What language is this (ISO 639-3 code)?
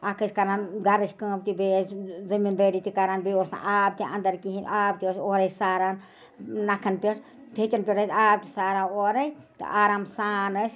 kas